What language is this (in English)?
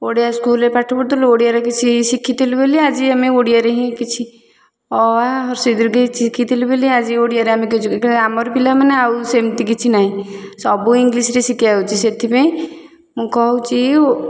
Odia